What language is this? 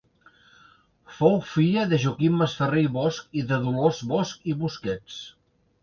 Catalan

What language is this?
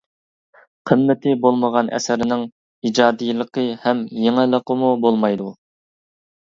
Uyghur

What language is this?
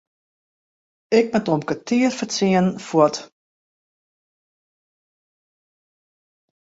Western Frisian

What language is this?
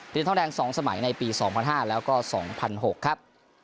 Thai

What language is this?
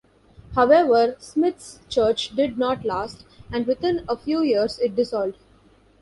English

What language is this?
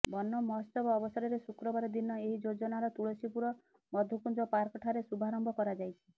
Odia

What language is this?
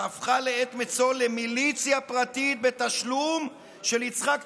Hebrew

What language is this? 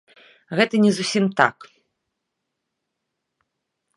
Belarusian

